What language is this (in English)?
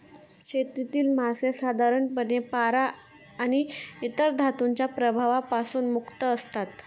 Marathi